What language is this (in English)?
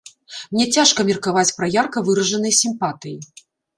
Belarusian